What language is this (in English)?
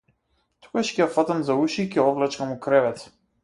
Macedonian